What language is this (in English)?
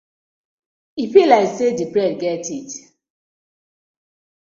Nigerian Pidgin